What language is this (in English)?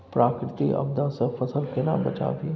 Maithili